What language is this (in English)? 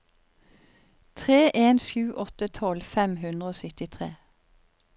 Norwegian